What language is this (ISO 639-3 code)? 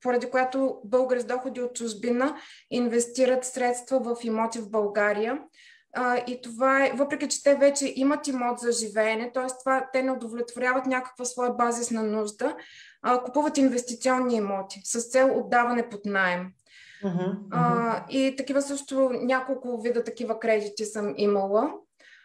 bul